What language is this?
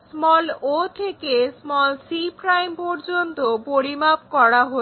Bangla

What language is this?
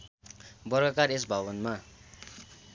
Nepali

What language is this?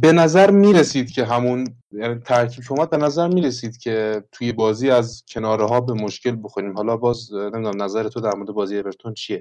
Persian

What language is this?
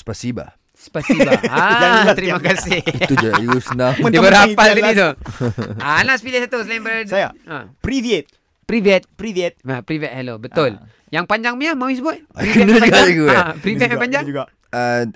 Malay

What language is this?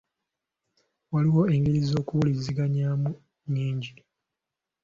Ganda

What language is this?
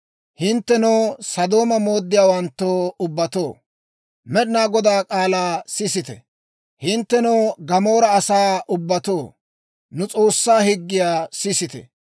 Dawro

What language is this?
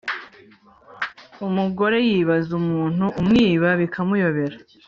Kinyarwanda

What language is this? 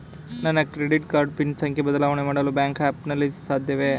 Kannada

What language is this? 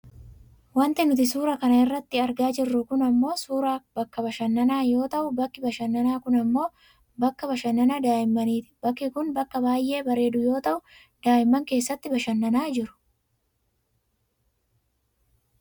Oromo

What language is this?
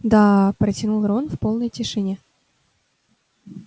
Russian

